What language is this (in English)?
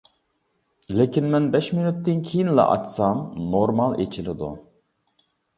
Uyghur